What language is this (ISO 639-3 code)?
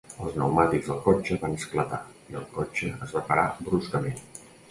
cat